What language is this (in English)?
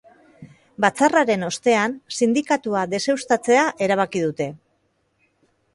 Basque